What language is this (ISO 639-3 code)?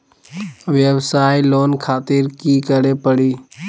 mag